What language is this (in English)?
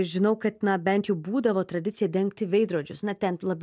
Lithuanian